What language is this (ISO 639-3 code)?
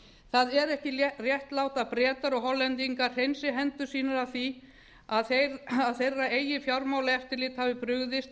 isl